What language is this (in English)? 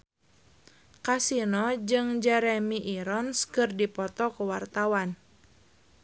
Sundanese